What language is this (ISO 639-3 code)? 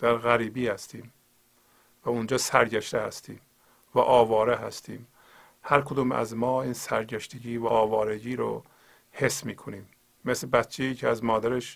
fas